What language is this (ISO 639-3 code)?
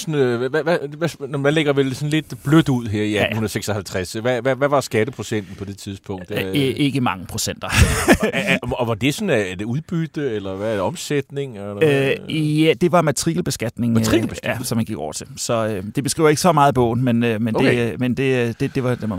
dan